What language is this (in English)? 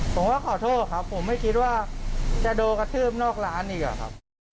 Thai